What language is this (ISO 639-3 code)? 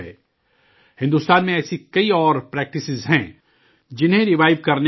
urd